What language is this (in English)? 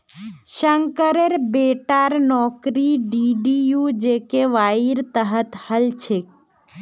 Magahi